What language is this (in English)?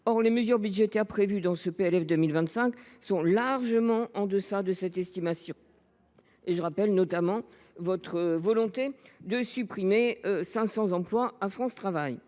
French